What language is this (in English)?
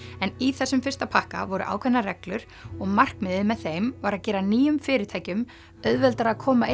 Icelandic